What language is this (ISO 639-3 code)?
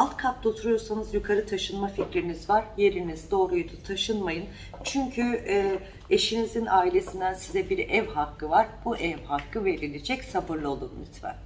tur